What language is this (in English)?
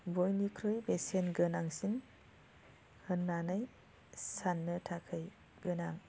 Bodo